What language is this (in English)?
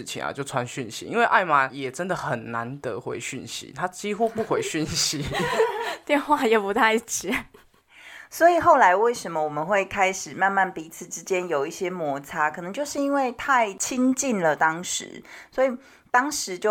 Chinese